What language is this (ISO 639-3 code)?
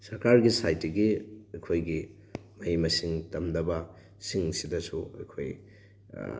mni